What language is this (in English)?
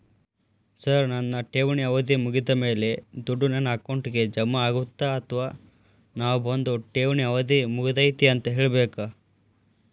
Kannada